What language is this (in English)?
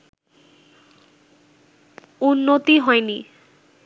Bangla